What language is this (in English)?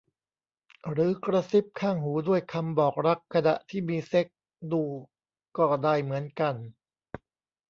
Thai